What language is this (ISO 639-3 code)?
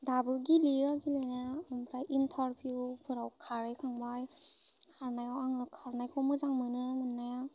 brx